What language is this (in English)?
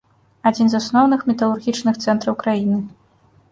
Belarusian